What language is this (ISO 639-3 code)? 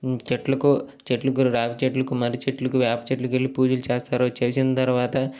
tel